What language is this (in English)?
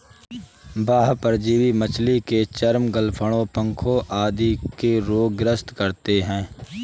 Hindi